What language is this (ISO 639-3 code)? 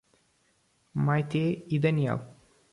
por